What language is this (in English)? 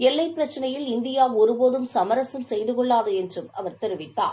Tamil